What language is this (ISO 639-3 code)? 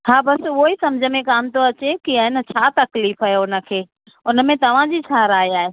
snd